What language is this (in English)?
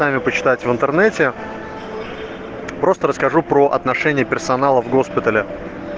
Russian